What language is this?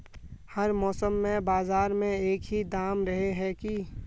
Magahi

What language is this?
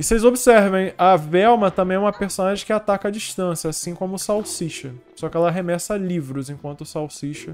Portuguese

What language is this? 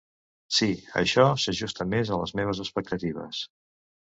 Catalan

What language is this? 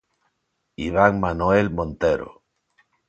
Galician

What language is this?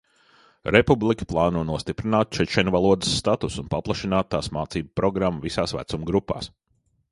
Latvian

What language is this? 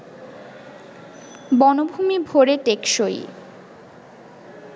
Bangla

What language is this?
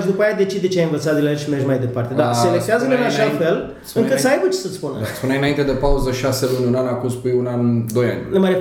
Romanian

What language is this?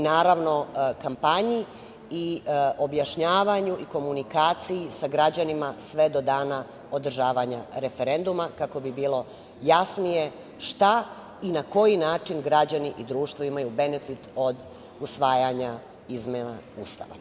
Serbian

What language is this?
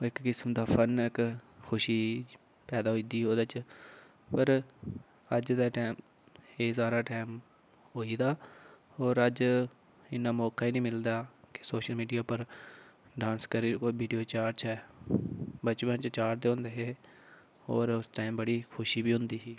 Dogri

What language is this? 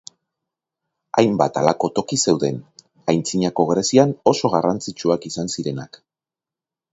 Basque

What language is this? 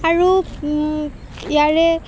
Assamese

